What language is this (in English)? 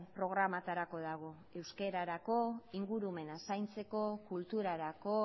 Basque